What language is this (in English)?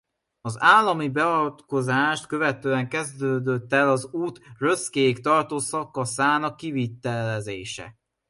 Hungarian